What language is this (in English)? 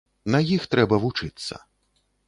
Belarusian